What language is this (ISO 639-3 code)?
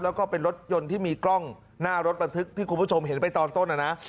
tha